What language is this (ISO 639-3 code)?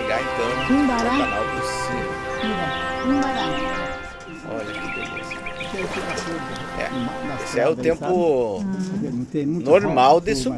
por